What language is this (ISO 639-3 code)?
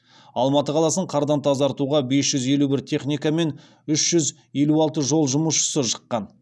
kaz